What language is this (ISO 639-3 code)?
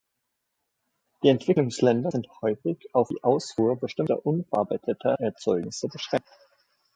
deu